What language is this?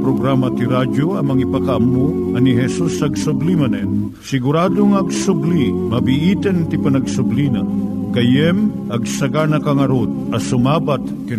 Filipino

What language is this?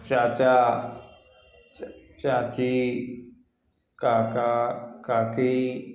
Maithili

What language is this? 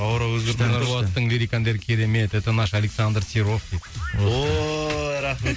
Kazakh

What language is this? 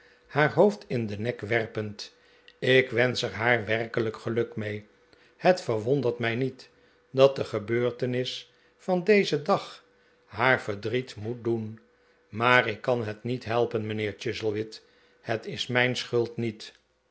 Dutch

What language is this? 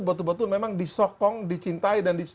Indonesian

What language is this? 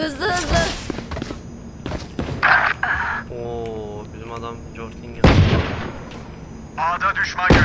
Turkish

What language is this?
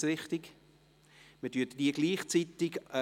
Swiss German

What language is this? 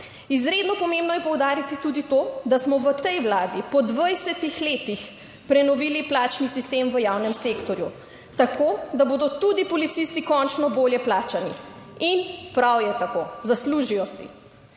Slovenian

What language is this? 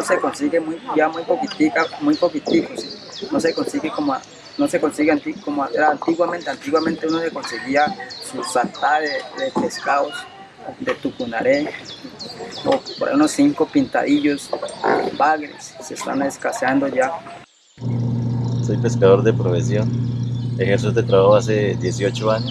Spanish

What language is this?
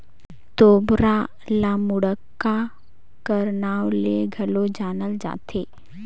Chhattisgarhi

